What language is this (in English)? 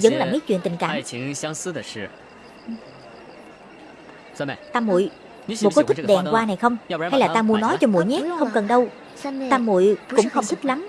Vietnamese